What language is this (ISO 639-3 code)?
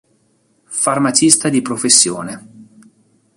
ita